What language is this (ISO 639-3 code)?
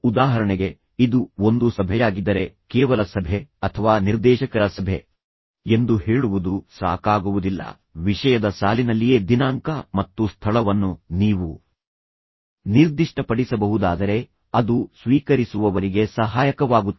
kan